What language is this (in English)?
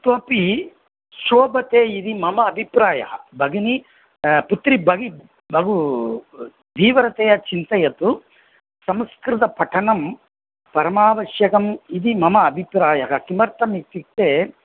Sanskrit